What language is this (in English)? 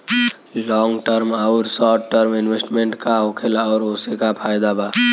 Bhojpuri